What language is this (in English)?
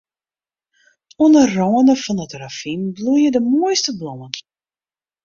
Western Frisian